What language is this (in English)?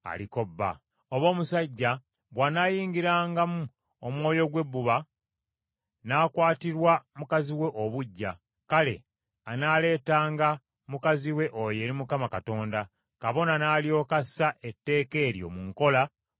Ganda